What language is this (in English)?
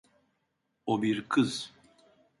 Turkish